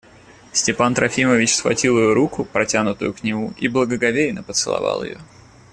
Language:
Russian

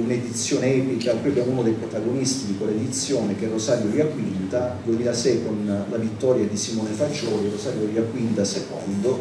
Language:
Italian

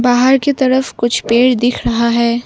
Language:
Hindi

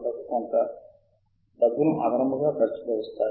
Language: Telugu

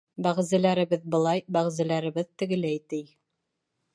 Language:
Bashkir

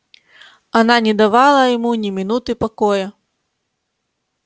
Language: Russian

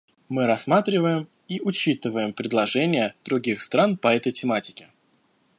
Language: Russian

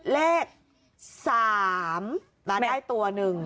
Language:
Thai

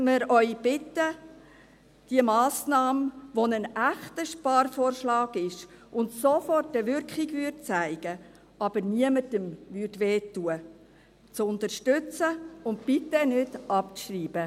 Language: Swiss German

